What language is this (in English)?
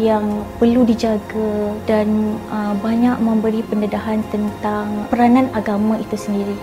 Malay